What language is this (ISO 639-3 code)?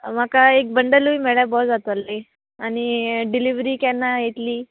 kok